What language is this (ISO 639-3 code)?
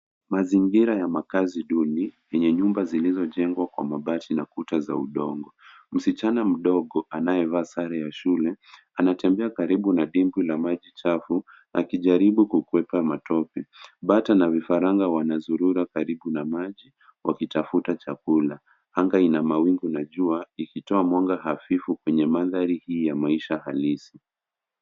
swa